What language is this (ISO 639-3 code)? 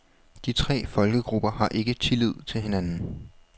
dan